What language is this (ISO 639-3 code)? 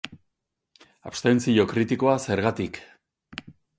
eus